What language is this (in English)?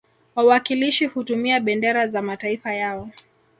Swahili